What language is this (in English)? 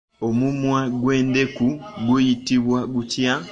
Ganda